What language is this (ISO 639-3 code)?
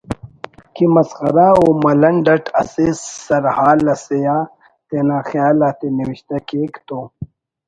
brh